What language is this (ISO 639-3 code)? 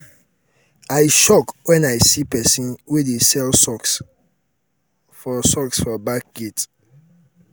pcm